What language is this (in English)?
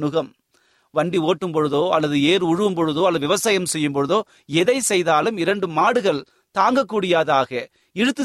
Tamil